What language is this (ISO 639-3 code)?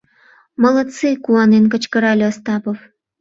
chm